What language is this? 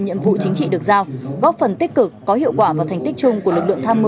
Vietnamese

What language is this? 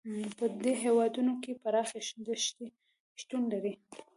Pashto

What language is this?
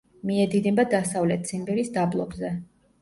Georgian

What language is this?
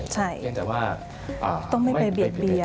Thai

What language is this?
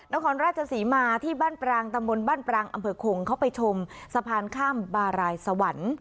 Thai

